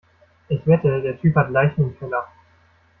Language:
German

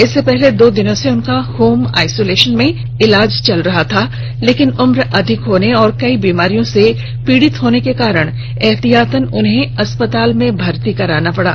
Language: Hindi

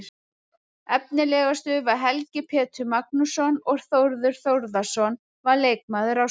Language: Icelandic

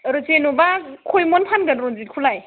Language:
Bodo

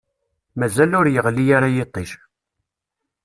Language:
Kabyle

